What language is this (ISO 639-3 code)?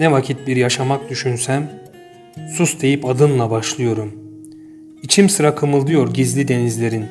tur